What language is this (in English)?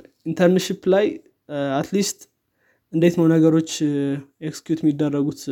Amharic